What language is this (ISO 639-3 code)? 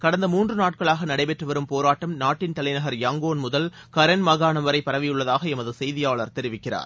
tam